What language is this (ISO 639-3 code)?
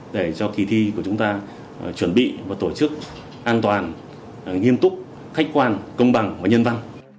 vie